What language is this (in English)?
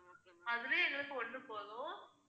Tamil